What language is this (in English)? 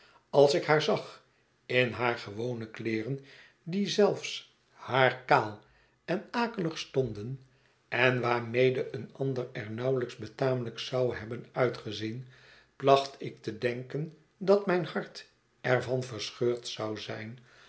Dutch